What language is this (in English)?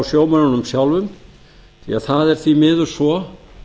Icelandic